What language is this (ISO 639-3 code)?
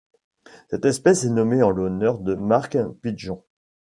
fra